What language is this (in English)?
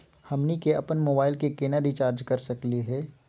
Magahi